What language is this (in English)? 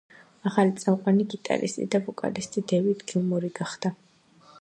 Georgian